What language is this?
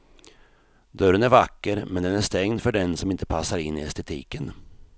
Swedish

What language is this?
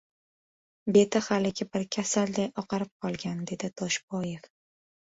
Uzbek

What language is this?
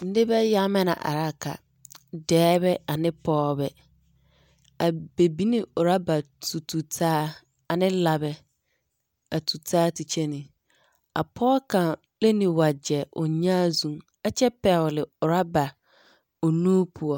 Southern Dagaare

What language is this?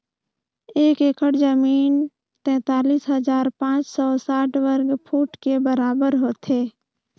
Chhattisgarhi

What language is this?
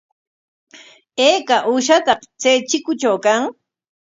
Corongo Ancash Quechua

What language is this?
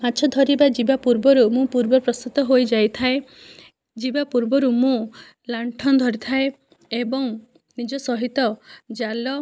Odia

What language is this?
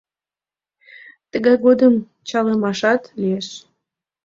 Mari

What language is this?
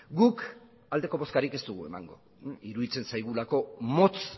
Basque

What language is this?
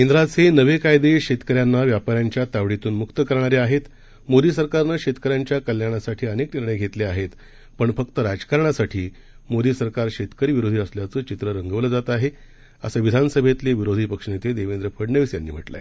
Marathi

